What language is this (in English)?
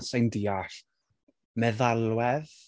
Welsh